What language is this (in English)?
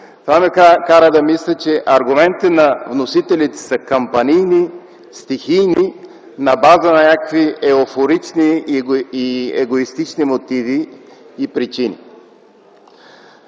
Bulgarian